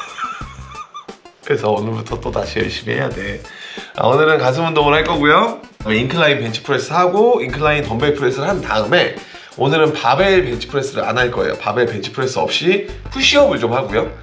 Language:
Korean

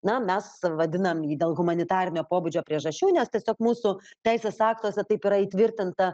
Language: Lithuanian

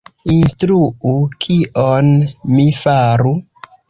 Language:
Esperanto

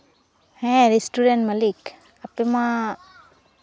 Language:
Santali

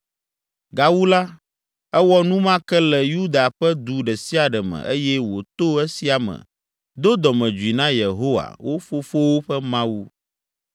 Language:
Ewe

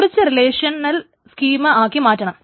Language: Malayalam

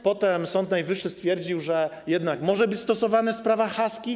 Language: Polish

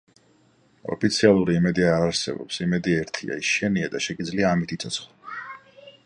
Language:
Georgian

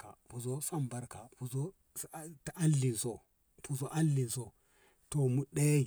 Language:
Ngamo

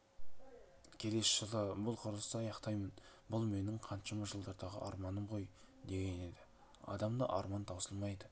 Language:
Kazakh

